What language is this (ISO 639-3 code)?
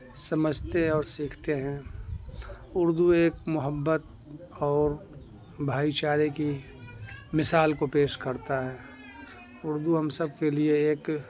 urd